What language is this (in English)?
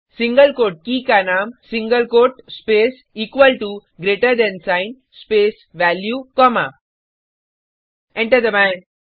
Hindi